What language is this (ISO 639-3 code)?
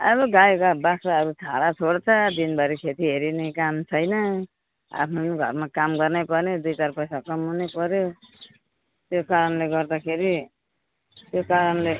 nep